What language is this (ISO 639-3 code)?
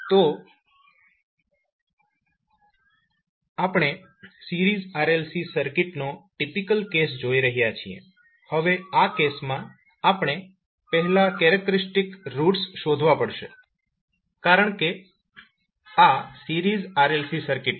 guj